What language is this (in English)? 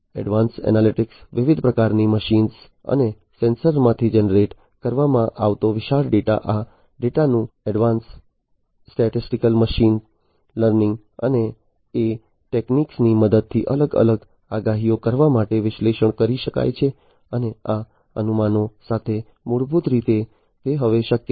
Gujarati